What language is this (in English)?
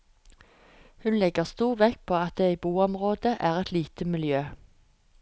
Norwegian